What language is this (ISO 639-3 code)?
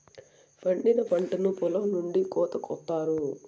tel